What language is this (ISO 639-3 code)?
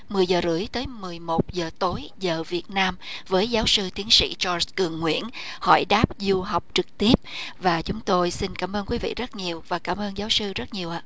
vie